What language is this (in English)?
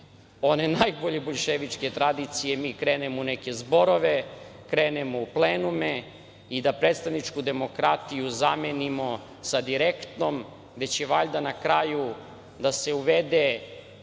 Serbian